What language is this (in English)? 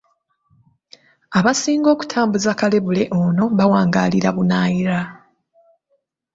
Ganda